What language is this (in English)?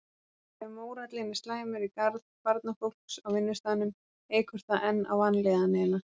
Icelandic